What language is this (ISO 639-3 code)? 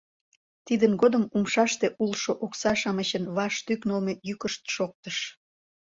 chm